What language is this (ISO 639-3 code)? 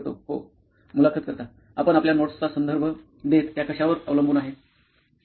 mar